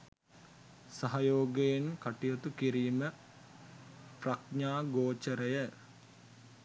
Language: Sinhala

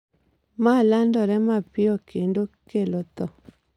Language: Luo (Kenya and Tanzania)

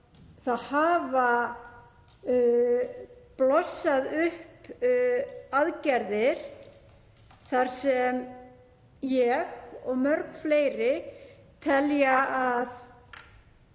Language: Icelandic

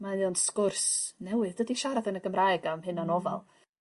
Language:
Welsh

